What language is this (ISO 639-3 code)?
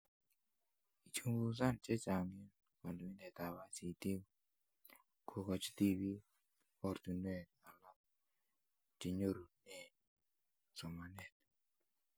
kln